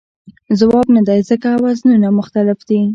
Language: Pashto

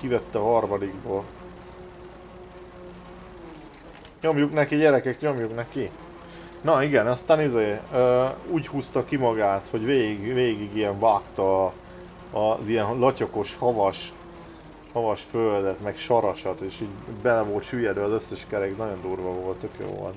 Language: Hungarian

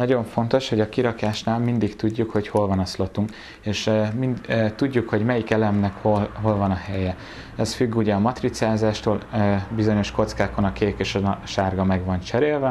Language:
Hungarian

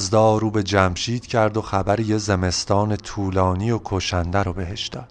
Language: Persian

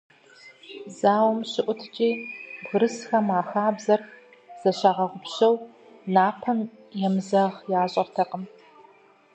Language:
Kabardian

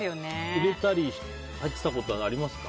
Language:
Japanese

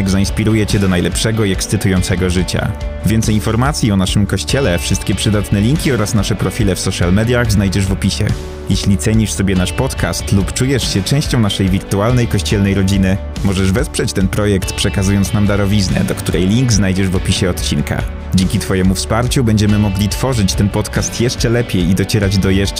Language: Polish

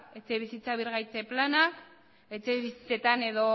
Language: Basque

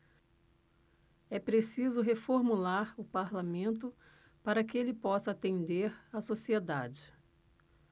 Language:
Portuguese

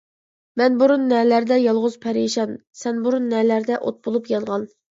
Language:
Uyghur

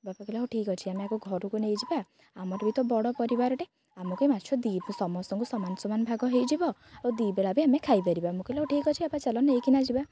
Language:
Odia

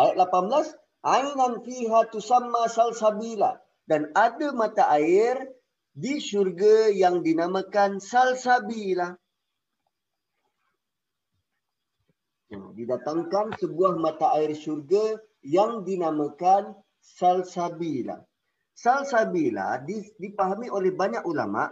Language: Malay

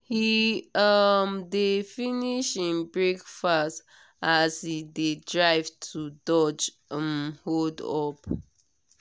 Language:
Nigerian Pidgin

